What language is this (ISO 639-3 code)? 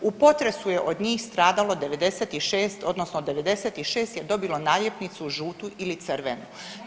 hrv